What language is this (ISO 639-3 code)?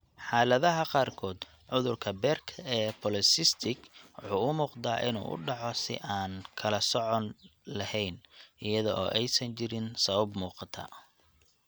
som